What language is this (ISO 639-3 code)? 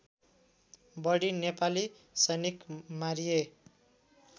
nep